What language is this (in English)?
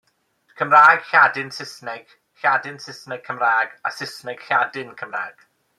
Welsh